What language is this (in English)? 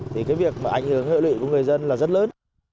Vietnamese